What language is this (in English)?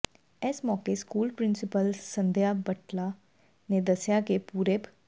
Punjabi